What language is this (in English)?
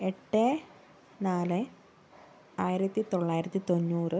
Malayalam